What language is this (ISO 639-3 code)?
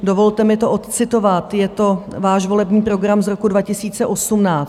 ces